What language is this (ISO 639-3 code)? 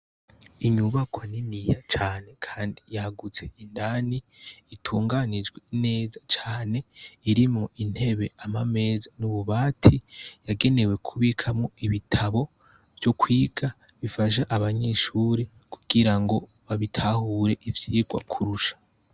run